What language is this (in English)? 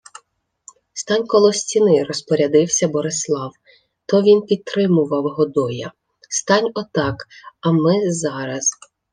Ukrainian